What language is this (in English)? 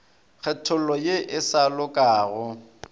Northern Sotho